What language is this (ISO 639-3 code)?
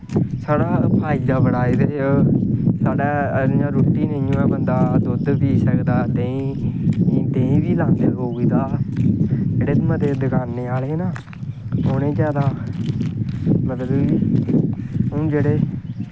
doi